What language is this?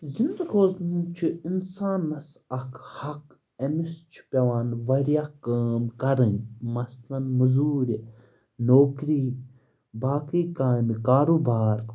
Kashmiri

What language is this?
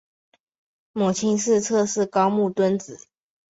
Chinese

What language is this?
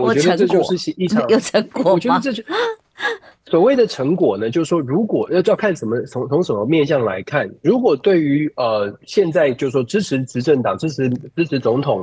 Chinese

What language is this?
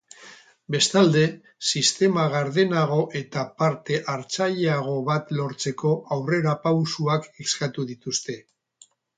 Basque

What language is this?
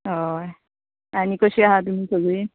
Konkani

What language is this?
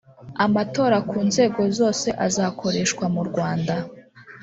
Kinyarwanda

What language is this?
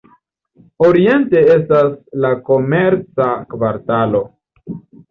Esperanto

